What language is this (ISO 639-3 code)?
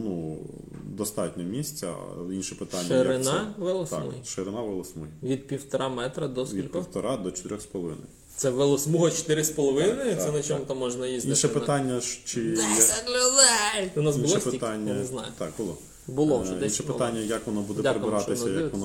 ukr